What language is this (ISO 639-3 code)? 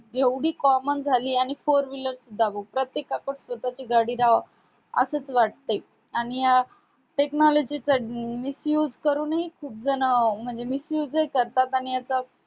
mar